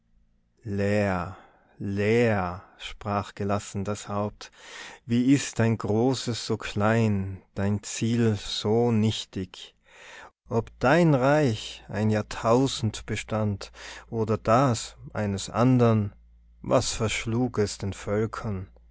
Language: German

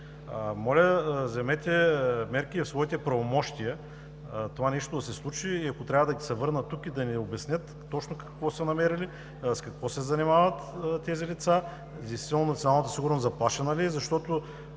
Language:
Bulgarian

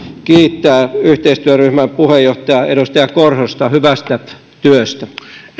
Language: Finnish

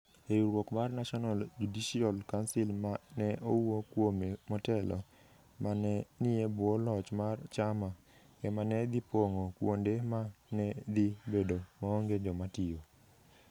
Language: Luo (Kenya and Tanzania)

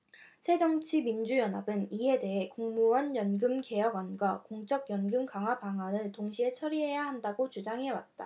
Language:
Korean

